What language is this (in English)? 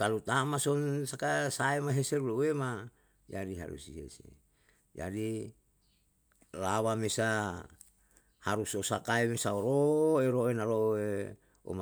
Yalahatan